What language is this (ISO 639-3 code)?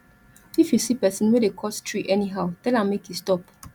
pcm